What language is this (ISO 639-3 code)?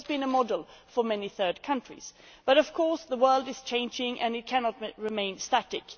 eng